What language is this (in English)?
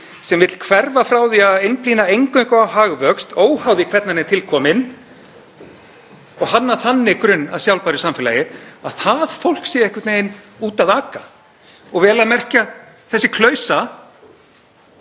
Icelandic